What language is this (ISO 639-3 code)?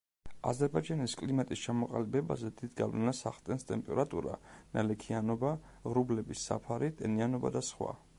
kat